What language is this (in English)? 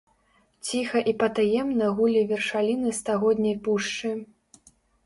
Belarusian